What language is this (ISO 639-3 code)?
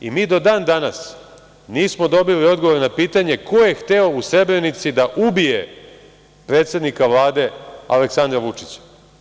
srp